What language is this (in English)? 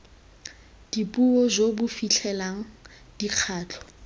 Tswana